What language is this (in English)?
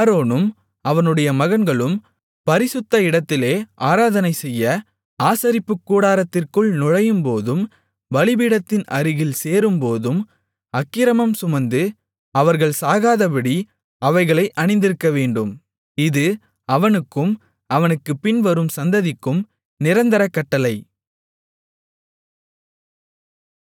Tamil